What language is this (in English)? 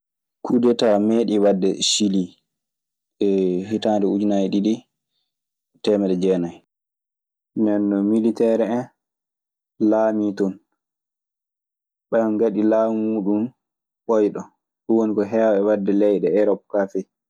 Maasina Fulfulde